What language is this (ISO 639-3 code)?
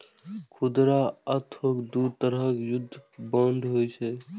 mai